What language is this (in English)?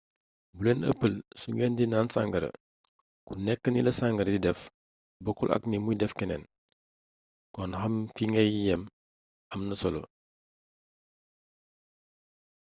Wolof